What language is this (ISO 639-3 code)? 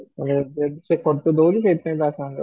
ori